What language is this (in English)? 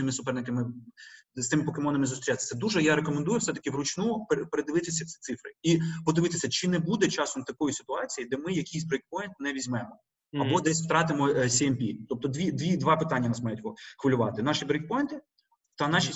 Ukrainian